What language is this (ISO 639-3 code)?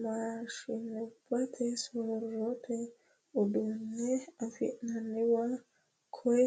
sid